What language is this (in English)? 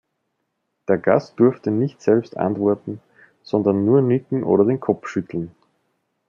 German